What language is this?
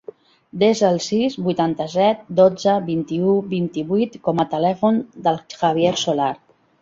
Catalan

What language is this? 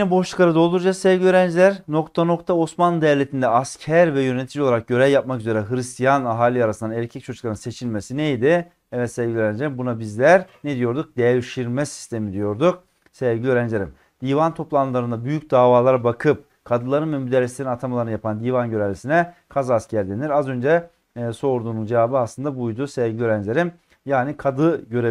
Turkish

